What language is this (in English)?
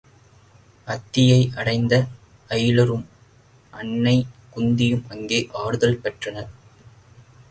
Tamil